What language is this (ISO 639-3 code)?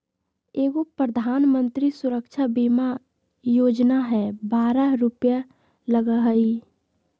mag